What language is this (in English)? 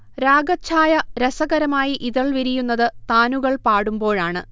Malayalam